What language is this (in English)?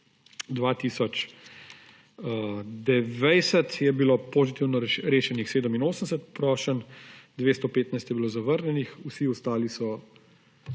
Slovenian